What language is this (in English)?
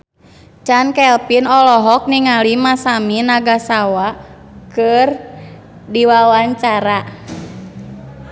Sundanese